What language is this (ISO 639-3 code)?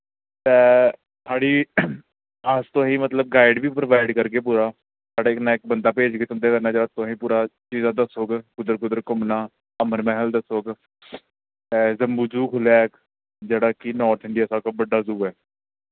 doi